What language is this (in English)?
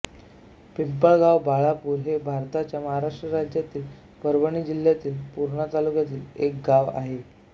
Marathi